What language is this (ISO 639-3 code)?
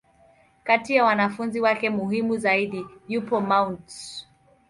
swa